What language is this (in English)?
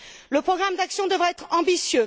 French